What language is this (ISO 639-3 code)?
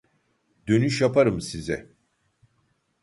tur